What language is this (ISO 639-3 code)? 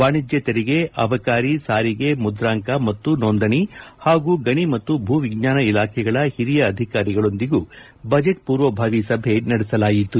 kan